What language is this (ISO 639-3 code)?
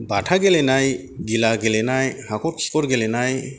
brx